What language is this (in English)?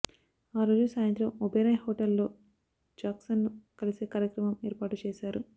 Telugu